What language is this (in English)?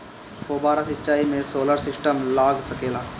Bhojpuri